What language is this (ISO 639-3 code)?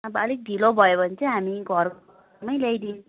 nep